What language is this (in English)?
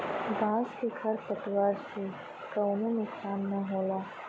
Bhojpuri